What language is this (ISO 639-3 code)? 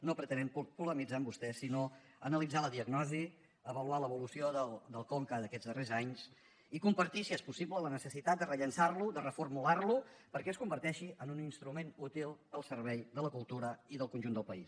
cat